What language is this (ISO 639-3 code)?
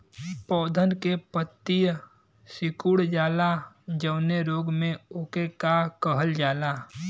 bho